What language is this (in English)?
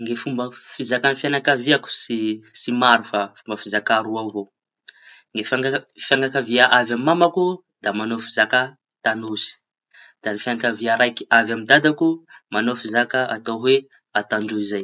Tanosy Malagasy